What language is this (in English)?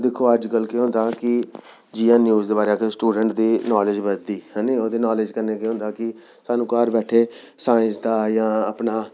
Dogri